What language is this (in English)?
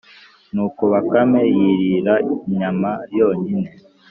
Kinyarwanda